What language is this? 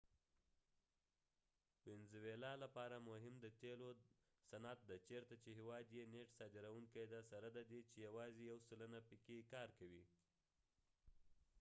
Pashto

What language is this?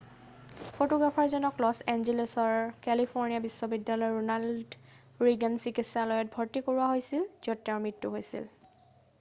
Assamese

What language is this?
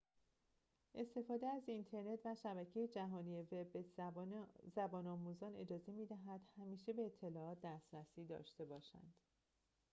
Persian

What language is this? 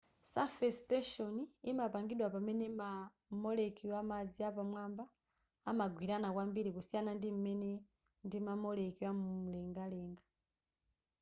Nyanja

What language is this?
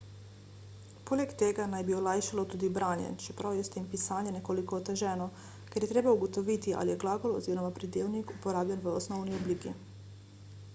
Slovenian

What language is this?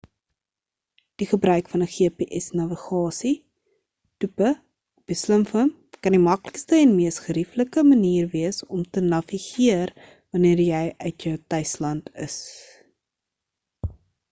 Afrikaans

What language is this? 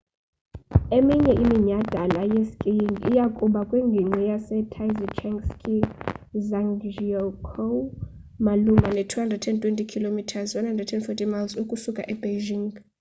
Xhosa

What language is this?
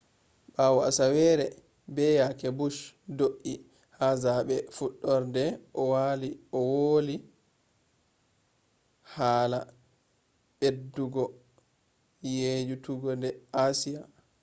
Fula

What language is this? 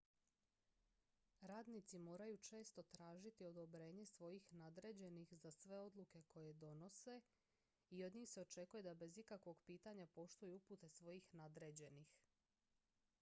Croatian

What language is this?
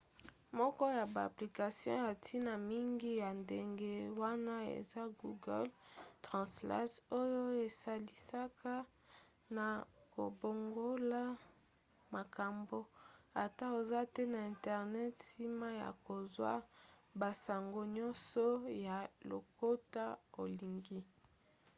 Lingala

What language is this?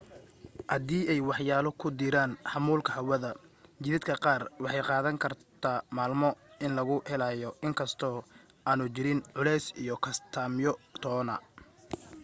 Somali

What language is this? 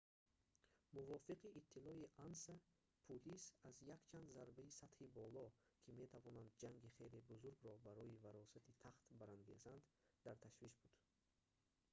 Tajik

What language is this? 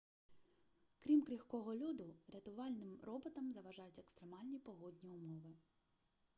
Ukrainian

